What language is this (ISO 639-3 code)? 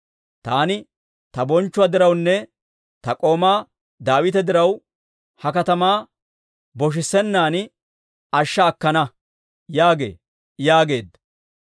dwr